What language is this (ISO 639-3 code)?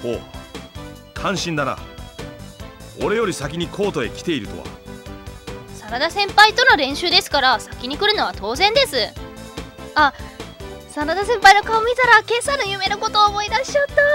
jpn